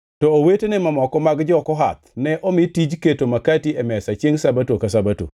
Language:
Luo (Kenya and Tanzania)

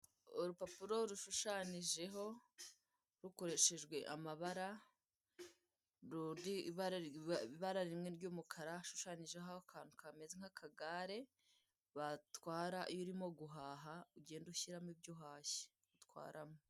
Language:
Kinyarwanda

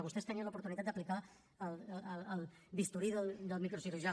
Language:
Catalan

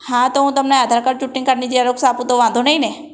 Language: Gujarati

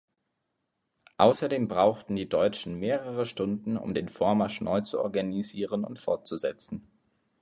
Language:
German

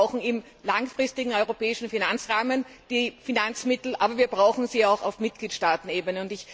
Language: German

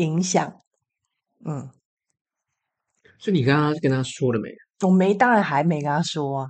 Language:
Chinese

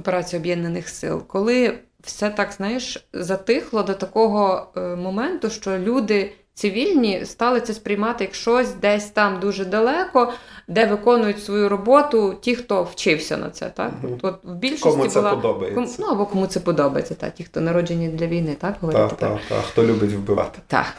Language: Ukrainian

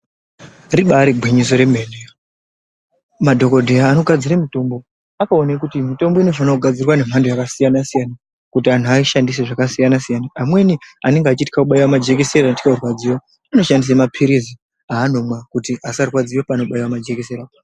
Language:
Ndau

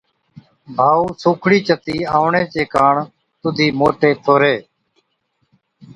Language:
Od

